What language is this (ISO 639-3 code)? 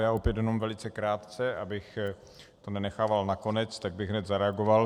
ces